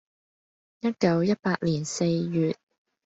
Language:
Cantonese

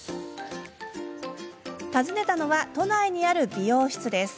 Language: Japanese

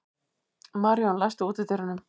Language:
Icelandic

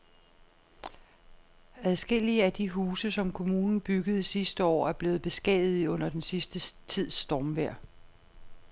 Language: Danish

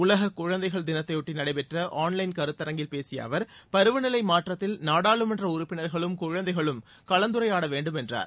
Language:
Tamil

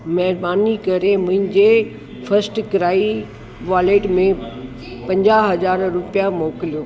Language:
Sindhi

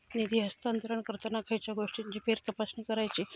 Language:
Marathi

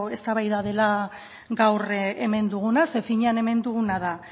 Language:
Basque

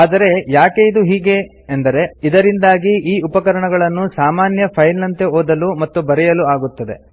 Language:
Kannada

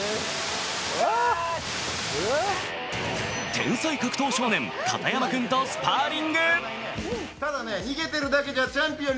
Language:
Japanese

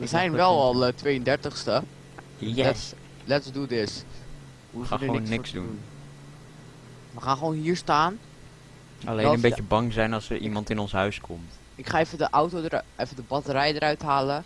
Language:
Dutch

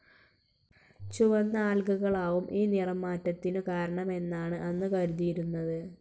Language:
Malayalam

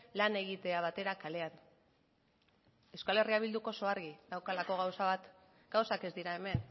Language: Basque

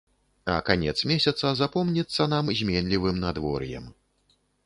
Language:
Belarusian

